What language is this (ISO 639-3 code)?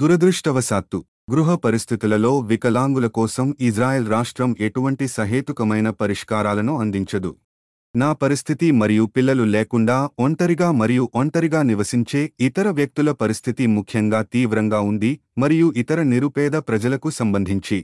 tel